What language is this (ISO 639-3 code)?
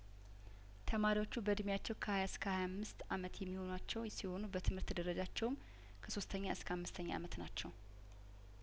amh